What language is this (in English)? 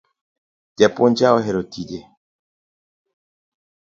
Luo (Kenya and Tanzania)